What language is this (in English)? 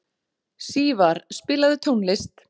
Icelandic